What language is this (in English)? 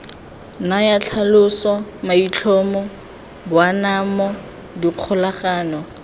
Tswana